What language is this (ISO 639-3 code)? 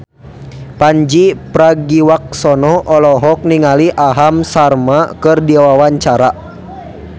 sun